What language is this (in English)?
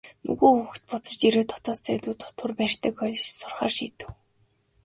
Mongolian